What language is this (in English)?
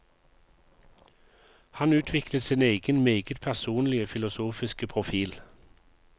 Norwegian